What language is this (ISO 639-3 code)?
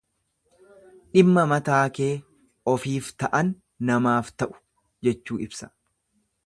orm